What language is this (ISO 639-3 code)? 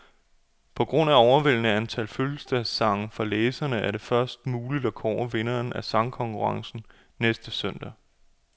dan